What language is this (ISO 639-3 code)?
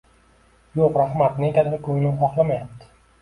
uzb